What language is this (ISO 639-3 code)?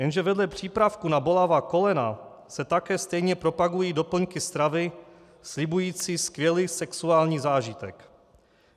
ces